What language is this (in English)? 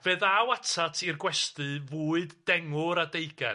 Welsh